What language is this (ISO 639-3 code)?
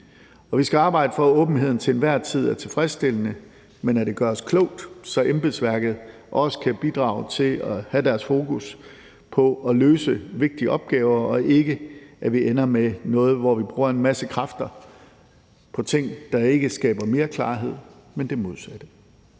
dan